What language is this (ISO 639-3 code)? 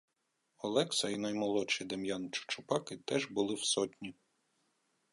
ukr